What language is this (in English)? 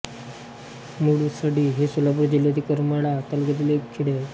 Marathi